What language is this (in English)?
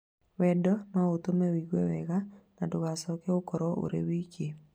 Kikuyu